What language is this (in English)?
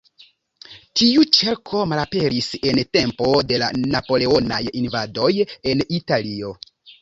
Esperanto